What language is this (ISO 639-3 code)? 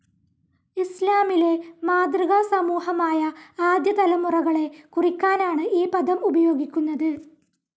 mal